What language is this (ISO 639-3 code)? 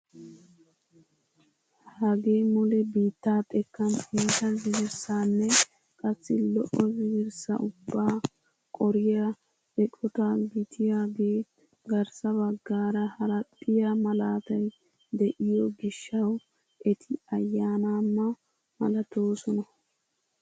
wal